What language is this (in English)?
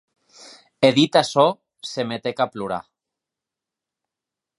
Occitan